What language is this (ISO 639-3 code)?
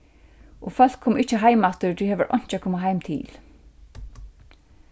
fao